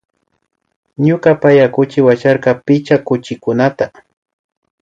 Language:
Imbabura Highland Quichua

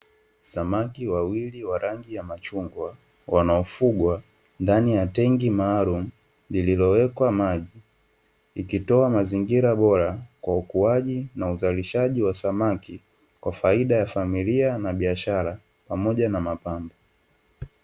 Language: Swahili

